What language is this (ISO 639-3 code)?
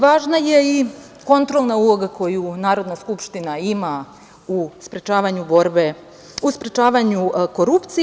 srp